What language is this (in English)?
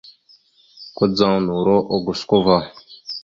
Mada (Cameroon)